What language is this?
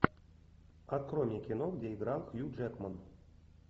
Russian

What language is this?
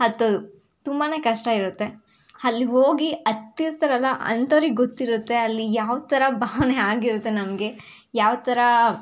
Kannada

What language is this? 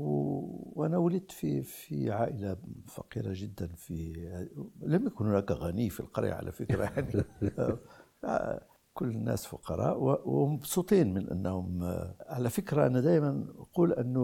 Arabic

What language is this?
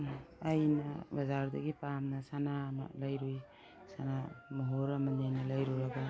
Manipuri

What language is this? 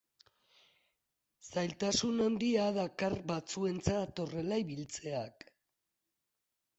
Basque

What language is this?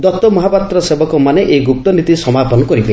Odia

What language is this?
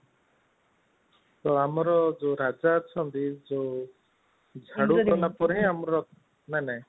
Odia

